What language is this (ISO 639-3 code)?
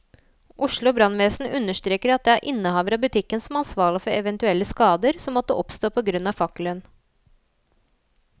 nor